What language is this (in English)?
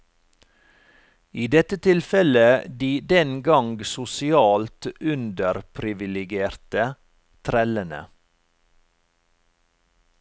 Norwegian